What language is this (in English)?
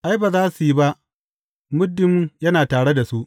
Hausa